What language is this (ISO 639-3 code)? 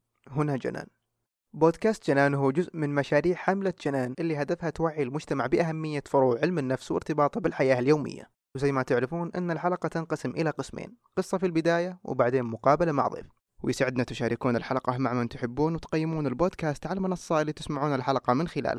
ara